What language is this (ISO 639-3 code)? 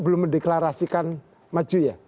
ind